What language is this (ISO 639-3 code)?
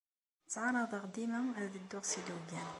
kab